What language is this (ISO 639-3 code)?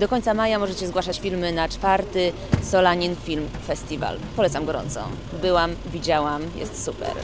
pol